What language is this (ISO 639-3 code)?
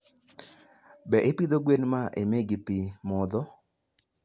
luo